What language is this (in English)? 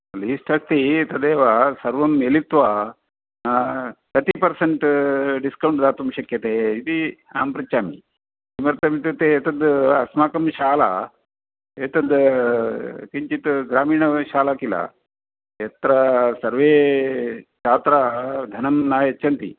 Sanskrit